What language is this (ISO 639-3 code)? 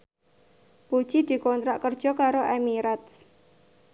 jav